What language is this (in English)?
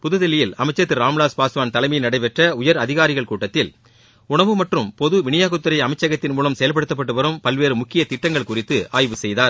Tamil